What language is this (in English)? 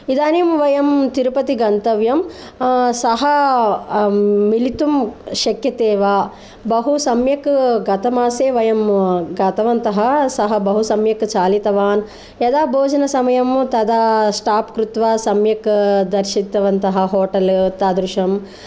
Sanskrit